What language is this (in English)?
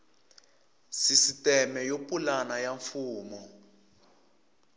Tsonga